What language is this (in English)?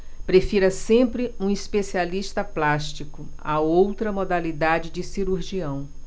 Portuguese